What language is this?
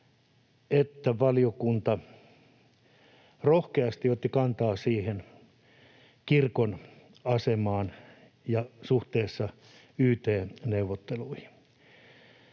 Finnish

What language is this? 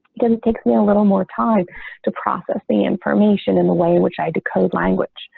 English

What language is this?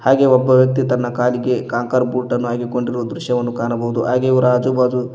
Kannada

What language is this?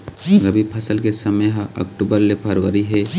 Chhattisgarhi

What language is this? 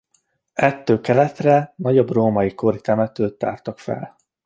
Hungarian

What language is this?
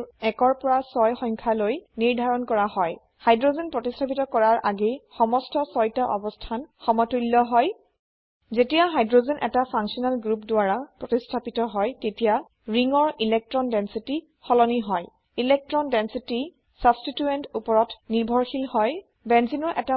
Assamese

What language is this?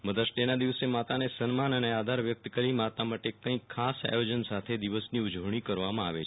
Gujarati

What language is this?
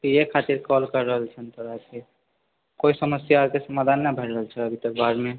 Maithili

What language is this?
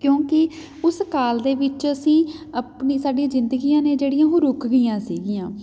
Punjabi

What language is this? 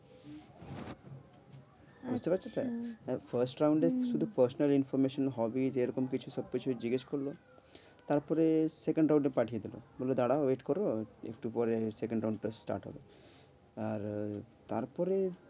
Bangla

